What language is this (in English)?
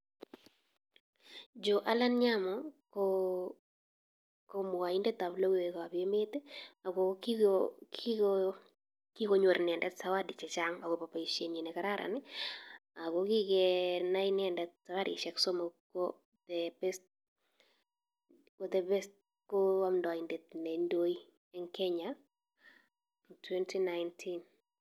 Kalenjin